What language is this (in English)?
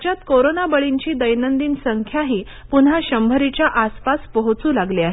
Marathi